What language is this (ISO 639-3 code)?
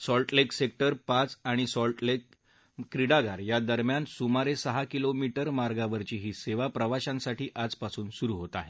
mar